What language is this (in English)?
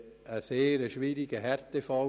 Swiss German